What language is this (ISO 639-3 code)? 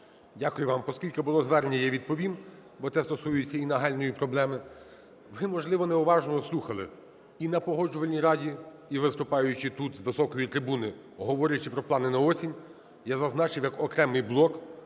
ukr